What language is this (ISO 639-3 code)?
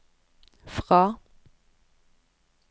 nor